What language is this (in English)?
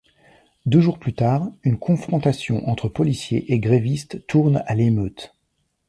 French